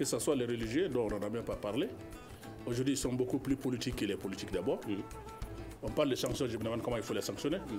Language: French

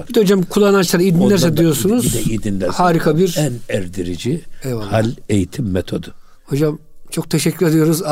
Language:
Turkish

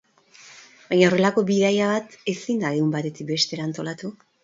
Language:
Basque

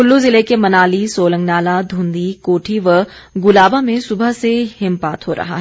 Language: Hindi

